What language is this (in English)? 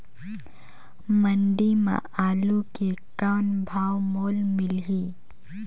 Chhattisgarhi